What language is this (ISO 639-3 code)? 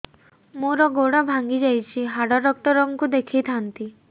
ori